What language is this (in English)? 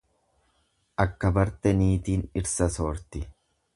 Oromo